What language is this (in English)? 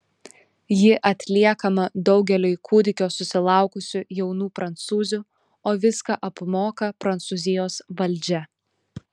Lithuanian